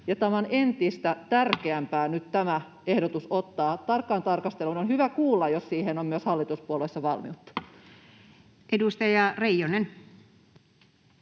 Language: Finnish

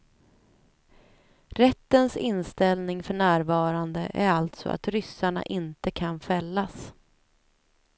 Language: Swedish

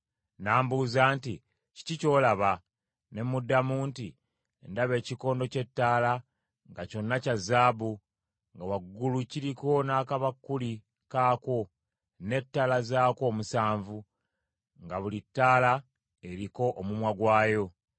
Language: Ganda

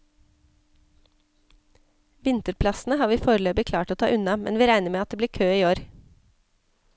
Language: Norwegian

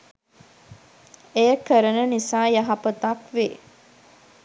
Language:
Sinhala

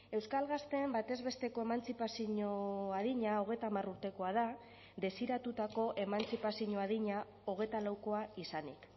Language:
Basque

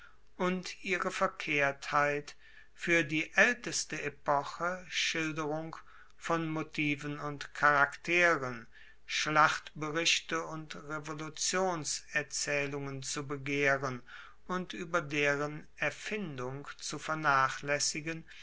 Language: German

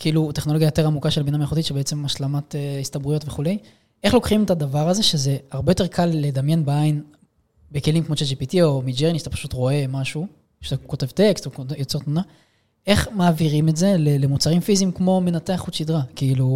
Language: Hebrew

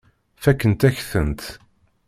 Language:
Kabyle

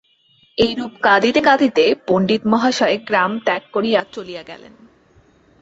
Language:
Bangla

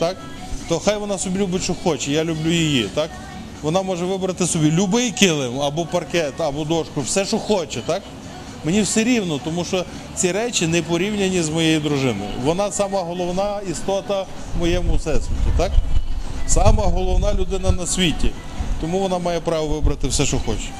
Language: Ukrainian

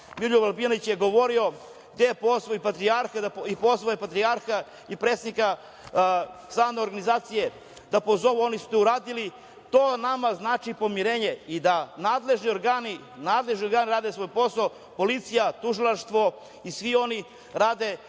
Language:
Serbian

